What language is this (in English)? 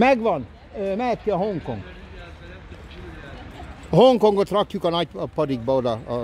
Hungarian